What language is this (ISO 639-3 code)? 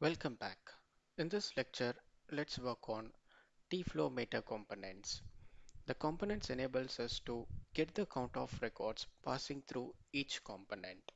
eng